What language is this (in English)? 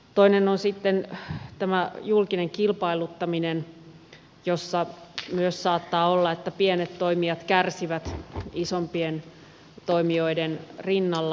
Finnish